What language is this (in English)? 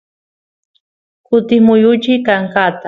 Santiago del Estero Quichua